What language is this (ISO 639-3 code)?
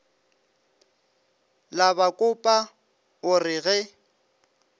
nso